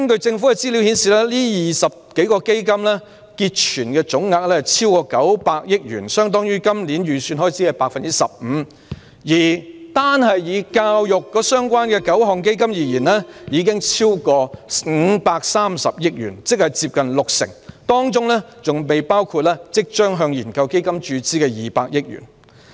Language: Cantonese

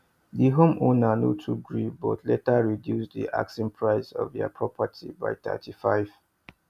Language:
Nigerian Pidgin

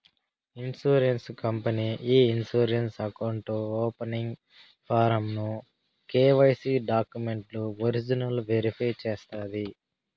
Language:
Telugu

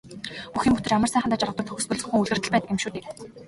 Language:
Mongolian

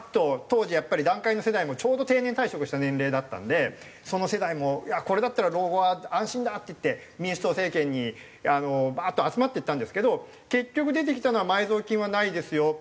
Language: Japanese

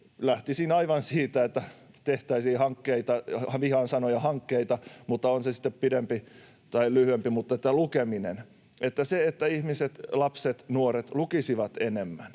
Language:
Finnish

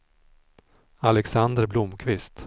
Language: Swedish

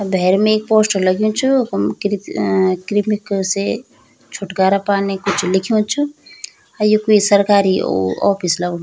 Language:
Garhwali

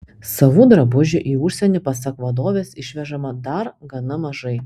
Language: Lithuanian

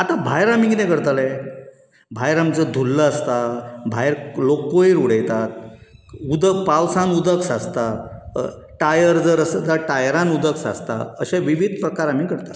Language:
Konkani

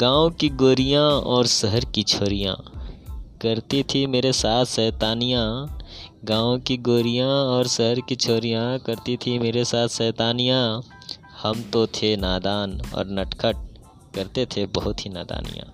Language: Hindi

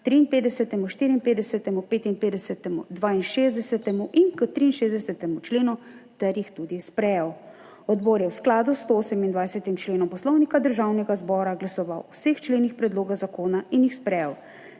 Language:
Slovenian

